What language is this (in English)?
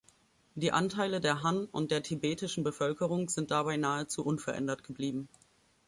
German